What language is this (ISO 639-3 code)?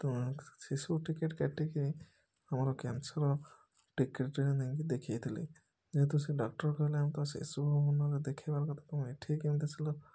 ori